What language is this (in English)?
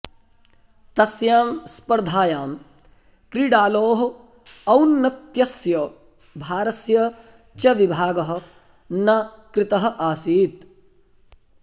Sanskrit